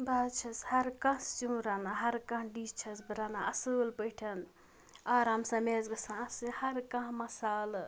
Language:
Kashmiri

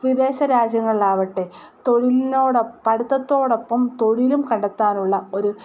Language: Malayalam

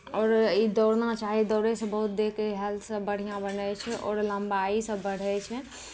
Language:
Maithili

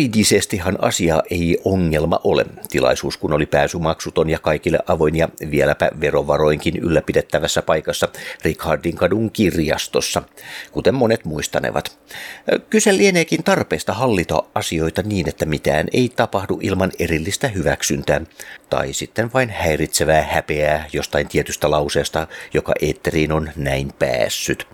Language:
Finnish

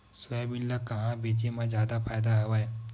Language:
Chhattisgarhi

